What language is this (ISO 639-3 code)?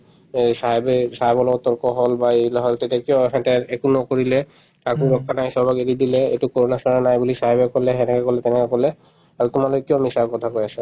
asm